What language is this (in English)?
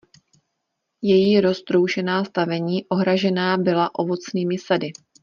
Czech